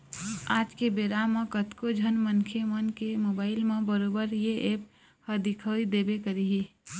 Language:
Chhattisgarhi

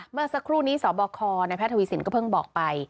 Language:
Thai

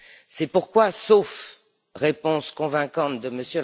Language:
French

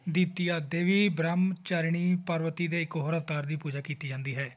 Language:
Punjabi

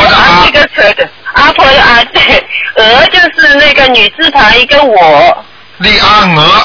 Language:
Chinese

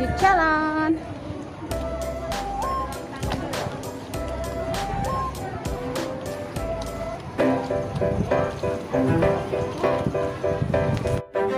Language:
Indonesian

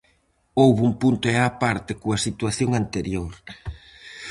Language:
Galician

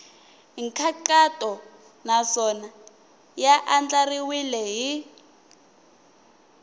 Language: Tsonga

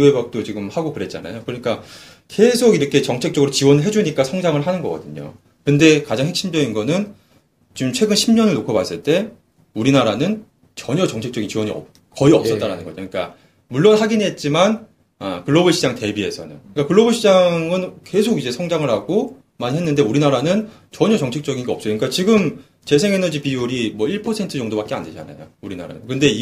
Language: Korean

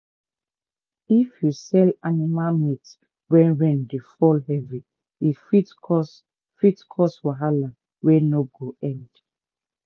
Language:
Nigerian Pidgin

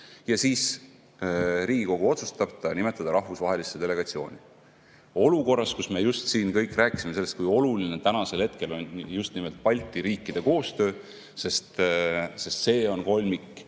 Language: Estonian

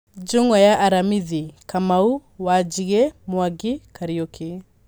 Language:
Kikuyu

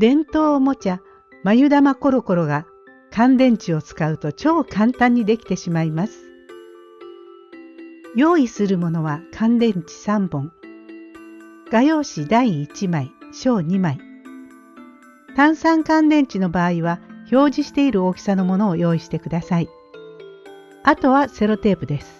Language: Japanese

